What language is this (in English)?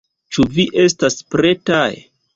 Esperanto